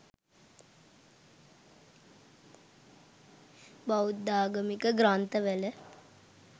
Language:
Sinhala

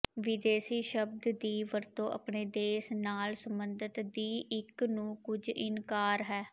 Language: Punjabi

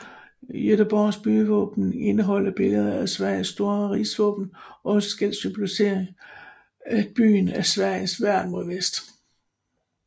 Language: Danish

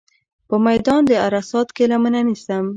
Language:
Pashto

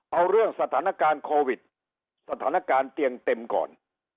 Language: Thai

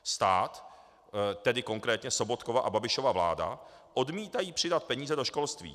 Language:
Czech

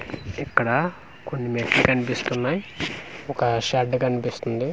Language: Telugu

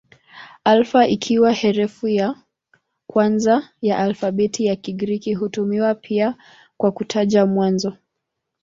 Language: Swahili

